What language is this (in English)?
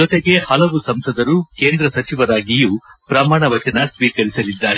Kannada